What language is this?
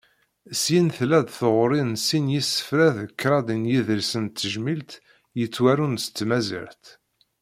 Kabyle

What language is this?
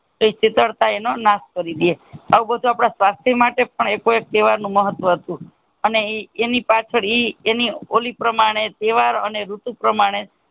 Gujarati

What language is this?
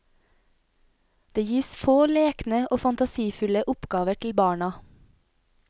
Norwegian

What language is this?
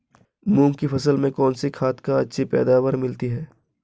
Hindi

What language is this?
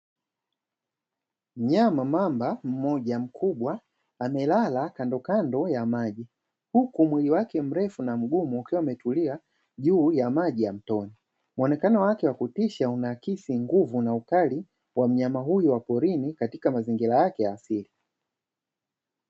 Swahili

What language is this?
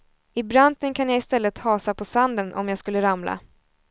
Swedish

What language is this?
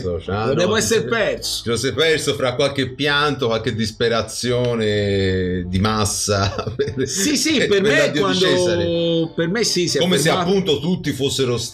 Italian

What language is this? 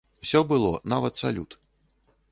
Belarusian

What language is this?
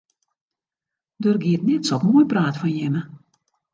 Western Frisian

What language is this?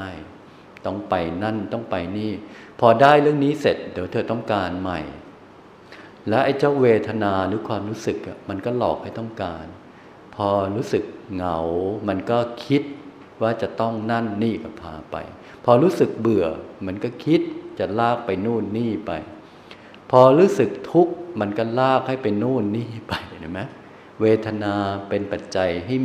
Thai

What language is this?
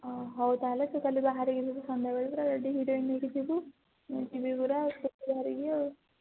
Odia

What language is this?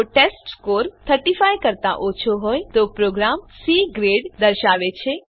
Gujarati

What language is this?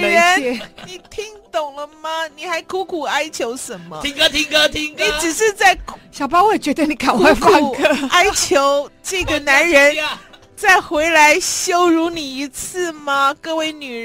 Chinese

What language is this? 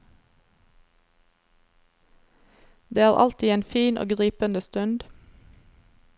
Norwegian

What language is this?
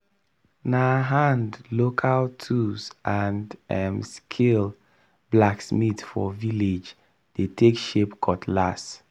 Nigerian Pidgin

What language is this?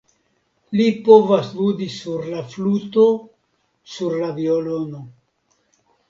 Esperanto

